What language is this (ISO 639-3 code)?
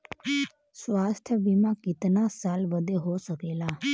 bho